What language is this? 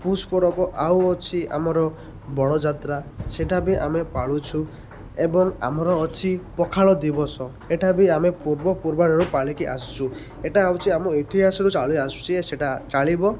Odia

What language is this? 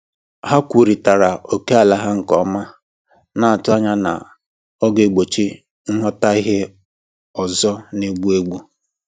Igbo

